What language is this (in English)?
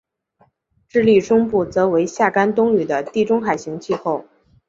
Chinese